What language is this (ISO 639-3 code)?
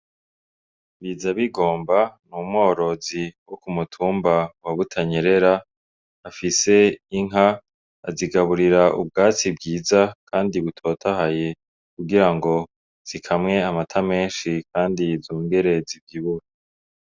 run